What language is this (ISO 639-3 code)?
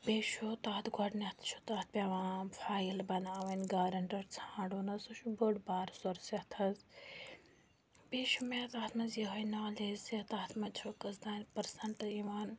kas